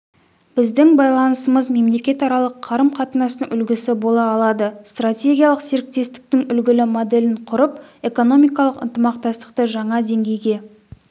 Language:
Kazakh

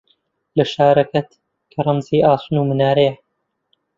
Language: Central Kurdish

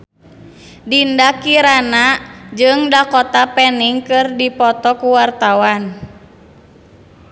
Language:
Sundanese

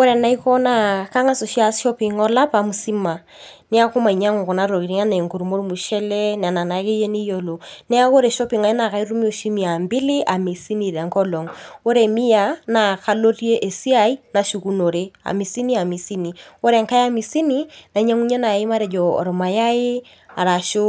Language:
Masai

